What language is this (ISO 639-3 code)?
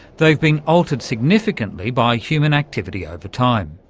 eng